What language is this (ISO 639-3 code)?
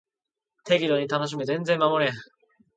jpn